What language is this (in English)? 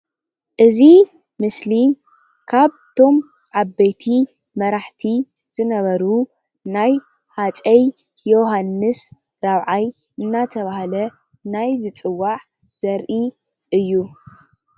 Tigrinya